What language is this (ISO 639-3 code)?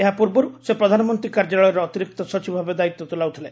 ori